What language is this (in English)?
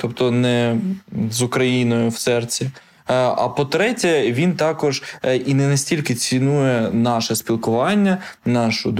Ukrainian